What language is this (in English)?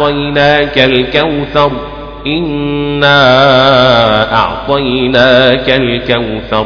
Arabic